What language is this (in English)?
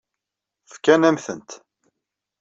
Kabyle